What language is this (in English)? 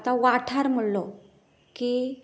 Konkani